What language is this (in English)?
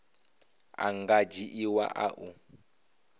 Venda